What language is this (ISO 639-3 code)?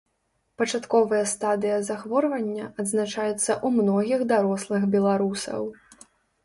bel